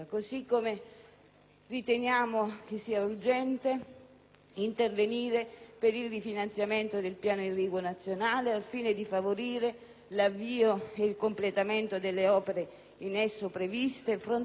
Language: Italian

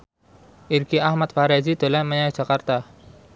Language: Javanese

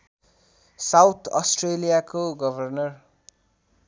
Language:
Nepali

